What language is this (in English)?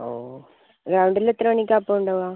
Malayalam